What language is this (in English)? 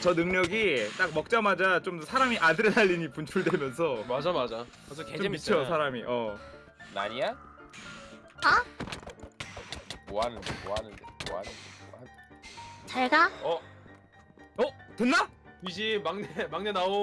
Korean